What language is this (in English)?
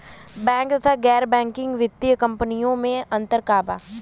Bhojpuri